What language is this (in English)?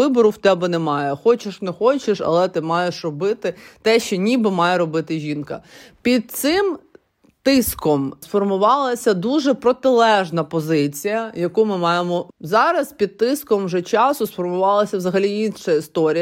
Ukrainian